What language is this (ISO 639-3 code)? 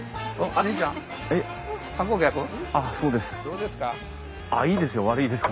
jpn